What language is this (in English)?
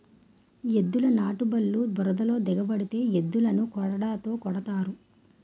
Telugu